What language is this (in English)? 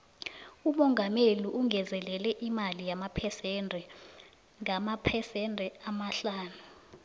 South Ndebele